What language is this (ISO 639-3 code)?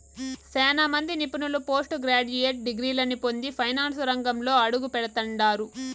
tel